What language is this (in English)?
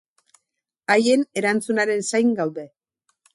Basque